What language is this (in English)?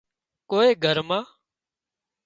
Wadiyara Koli